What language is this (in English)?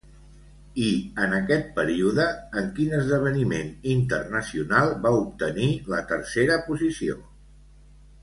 Catalan